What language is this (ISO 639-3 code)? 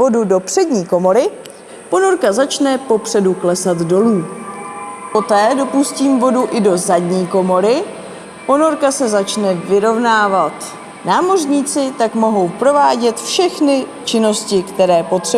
ces